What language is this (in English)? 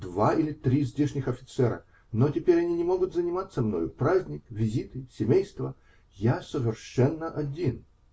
Russian